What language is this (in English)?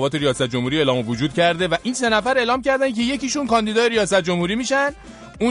Persian